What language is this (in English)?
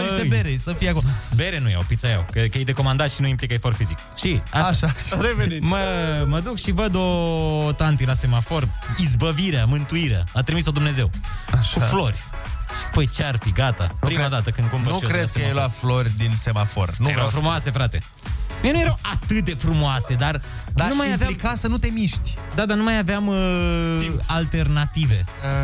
Romanian